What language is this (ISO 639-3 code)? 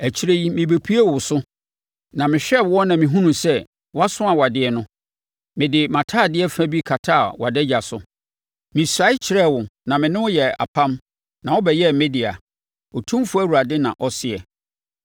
aka